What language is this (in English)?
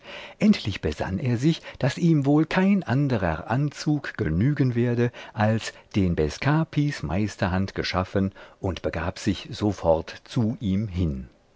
German